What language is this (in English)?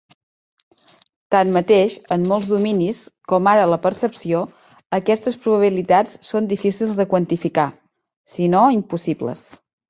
Catalan